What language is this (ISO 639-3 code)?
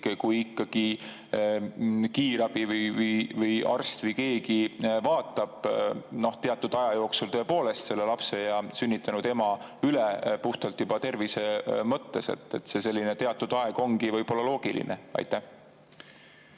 est